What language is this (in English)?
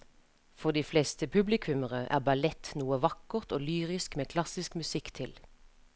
Norwegian